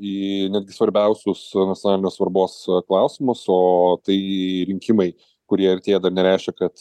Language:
Lithuanian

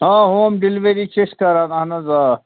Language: Kashmiri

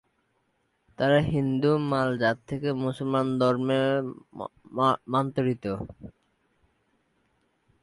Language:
Bangla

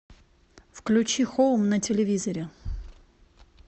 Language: Russian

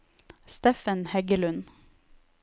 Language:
Norwegian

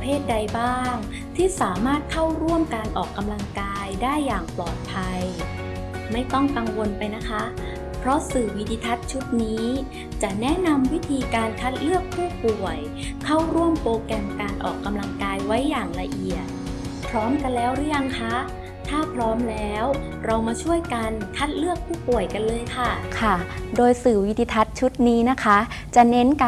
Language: Thai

